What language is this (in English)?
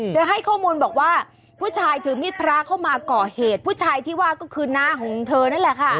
Thai